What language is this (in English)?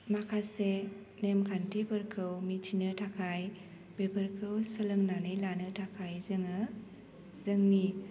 Bodo